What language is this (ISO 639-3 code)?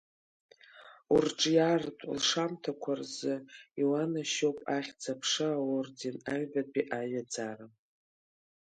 abk